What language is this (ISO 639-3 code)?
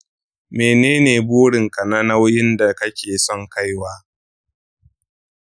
hau